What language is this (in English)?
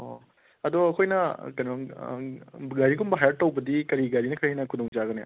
Manipuri